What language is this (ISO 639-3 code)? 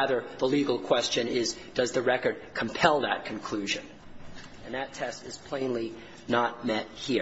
eng